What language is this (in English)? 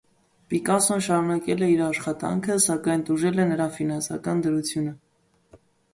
Armenian